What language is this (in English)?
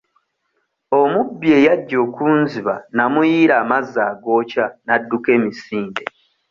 Ganda